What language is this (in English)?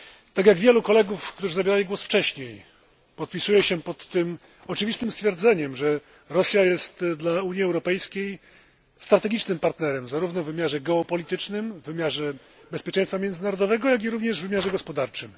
Polish